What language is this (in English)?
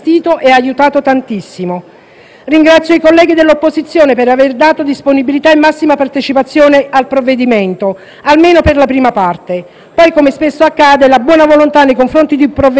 Italian